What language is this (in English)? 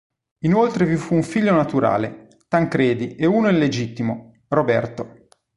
Italian